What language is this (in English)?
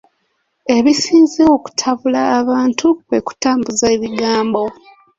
Ganda